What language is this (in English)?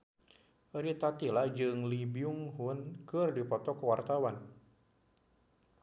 Sundanese